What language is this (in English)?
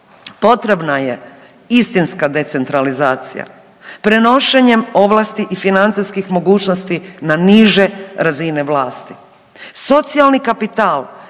Croatian